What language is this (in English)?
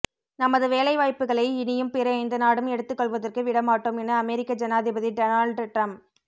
Tamil